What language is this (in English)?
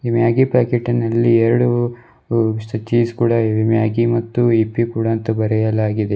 Kannada